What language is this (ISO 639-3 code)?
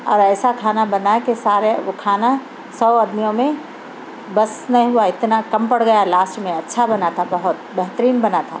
urd